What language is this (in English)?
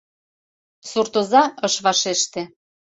Mari